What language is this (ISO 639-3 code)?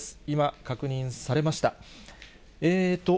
jpn